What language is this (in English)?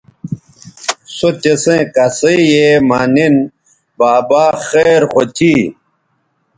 Bateri